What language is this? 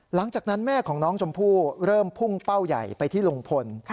Thai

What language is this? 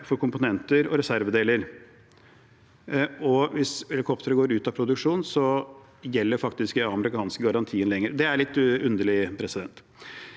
Norwegian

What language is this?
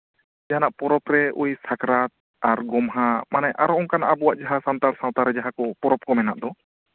Santali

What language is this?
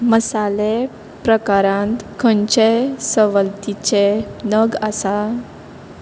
Konkani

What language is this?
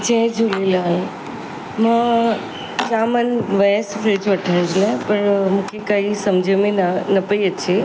Sindhi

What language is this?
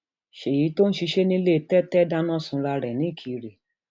Yoruba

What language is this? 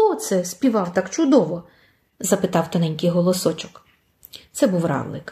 Ukrainian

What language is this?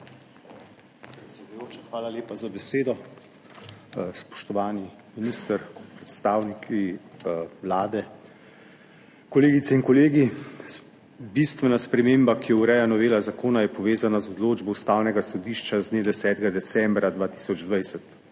Slovenian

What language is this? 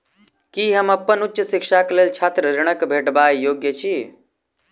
Maithili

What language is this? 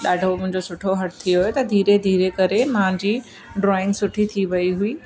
Sindhi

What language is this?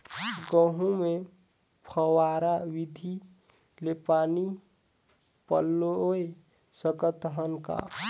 Chhattisgarhi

